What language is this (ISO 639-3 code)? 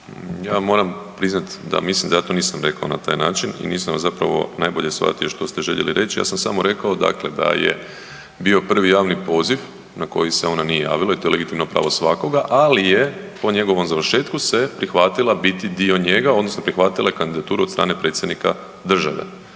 hrv